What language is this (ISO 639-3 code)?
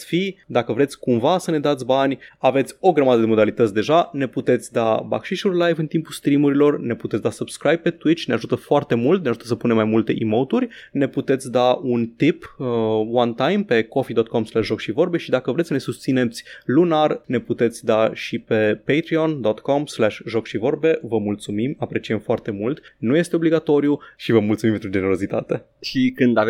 ron